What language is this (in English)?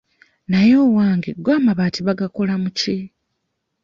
Ganda